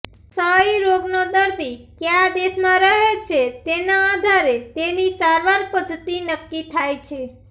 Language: Gujarati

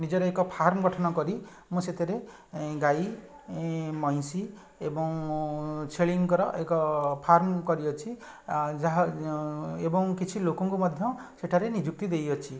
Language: Odia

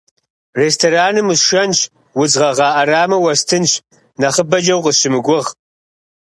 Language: Kabardian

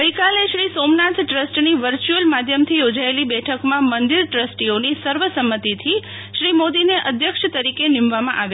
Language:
Gujarati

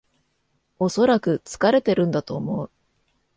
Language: Japanese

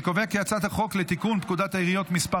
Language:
Hebrew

